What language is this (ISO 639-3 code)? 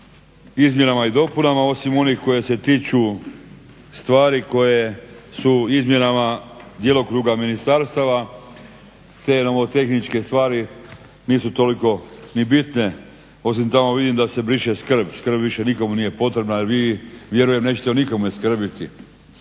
hrv